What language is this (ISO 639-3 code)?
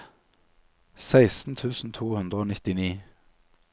nor